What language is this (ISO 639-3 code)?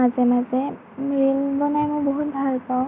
asm